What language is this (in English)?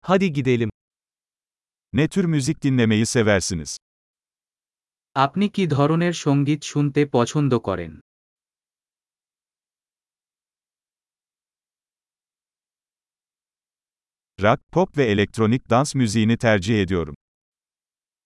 Turkish